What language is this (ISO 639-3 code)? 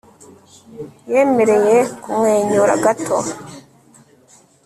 kin